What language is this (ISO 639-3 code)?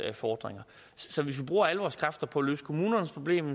dan